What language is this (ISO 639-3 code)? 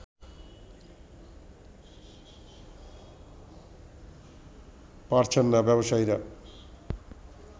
ben